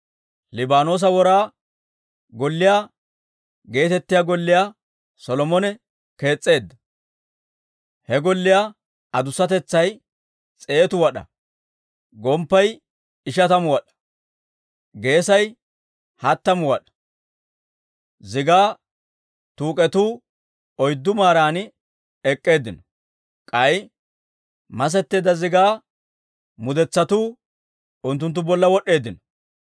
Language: Dawro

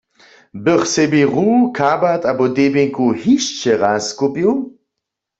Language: Upper Sorbian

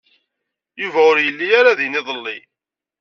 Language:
Kabyle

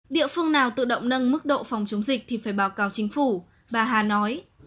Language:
Vietnamese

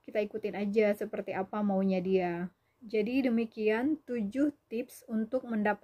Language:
Indonesian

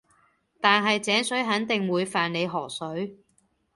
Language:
Cantonese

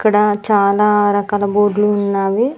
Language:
Telugu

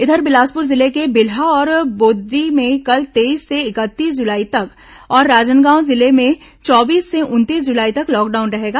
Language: Hindi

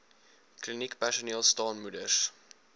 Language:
Afrikaans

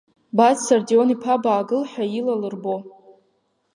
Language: Abkhazian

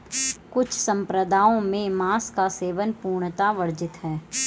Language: Hindi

